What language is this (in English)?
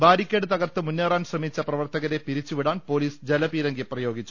Malayalam